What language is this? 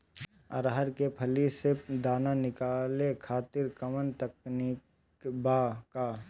Bhojpuri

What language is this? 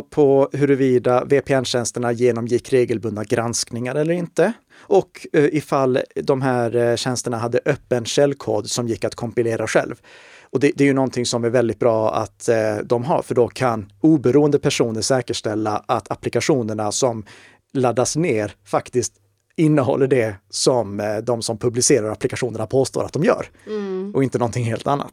Swedish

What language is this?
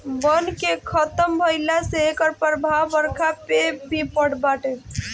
Bhojpuri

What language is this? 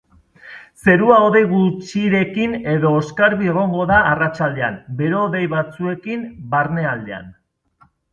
Basque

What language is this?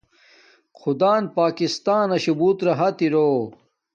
Domaaki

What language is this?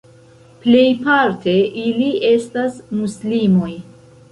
Esperanto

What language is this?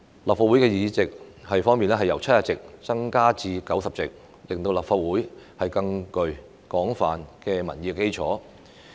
Cantonese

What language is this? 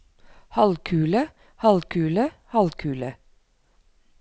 Norwegian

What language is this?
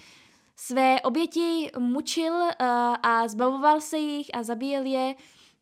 Czech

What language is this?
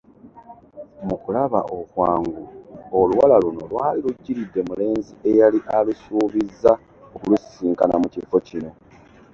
Ganda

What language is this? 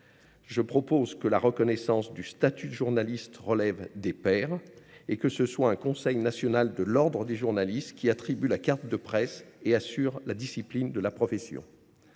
French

